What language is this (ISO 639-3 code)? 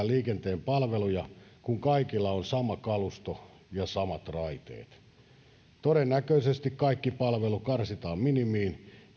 fin